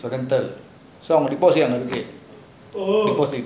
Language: English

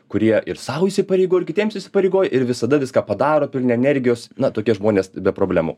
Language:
Lithuanian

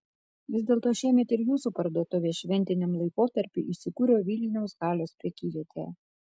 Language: Lithuanian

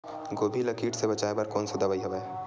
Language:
Chhattisgarhi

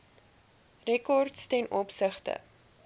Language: Afrikaans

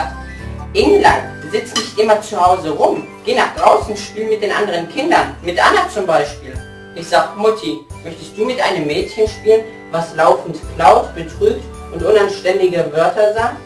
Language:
German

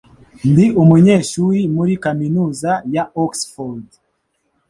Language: Kinyarwanda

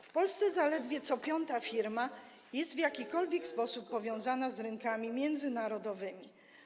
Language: Polish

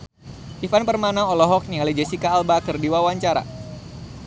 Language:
Sundanese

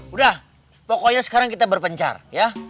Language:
Indonesian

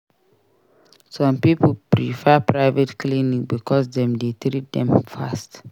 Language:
Nigerian Pidgin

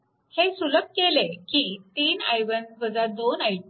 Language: Marathi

